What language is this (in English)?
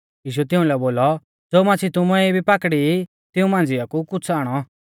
Mahasu Pahari